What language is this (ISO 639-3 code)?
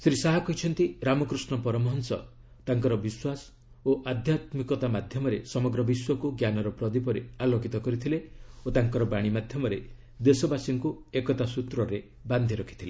ori